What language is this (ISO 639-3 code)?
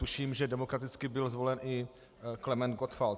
ces